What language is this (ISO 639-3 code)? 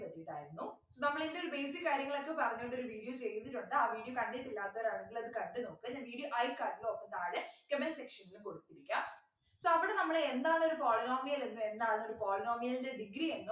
mal